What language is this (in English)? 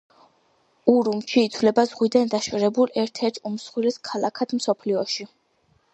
Georgian